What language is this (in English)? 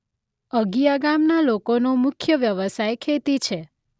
Gujarati